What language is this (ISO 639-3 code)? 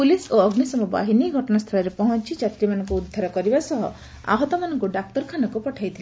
ori